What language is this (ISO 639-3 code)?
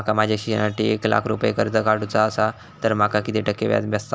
mar